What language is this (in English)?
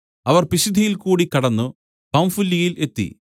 Malayalam